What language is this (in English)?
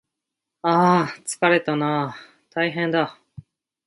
Japanese